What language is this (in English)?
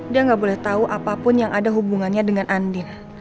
Indonesian